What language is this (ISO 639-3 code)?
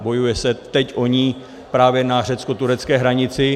ces